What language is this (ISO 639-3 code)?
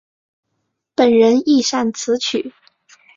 zho